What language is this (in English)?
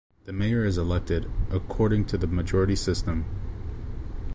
English